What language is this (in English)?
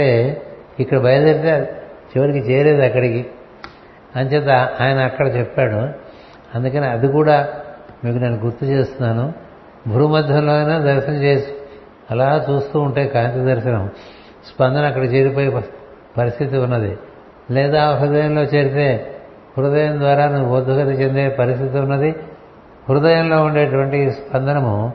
Telugu